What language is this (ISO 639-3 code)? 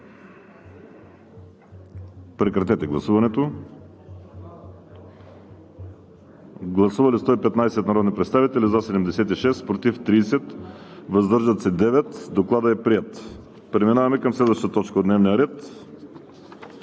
bul